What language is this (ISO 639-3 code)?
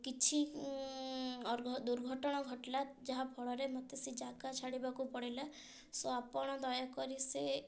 ori